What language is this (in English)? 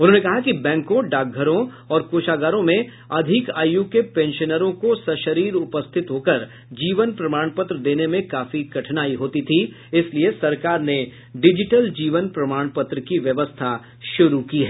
Hindi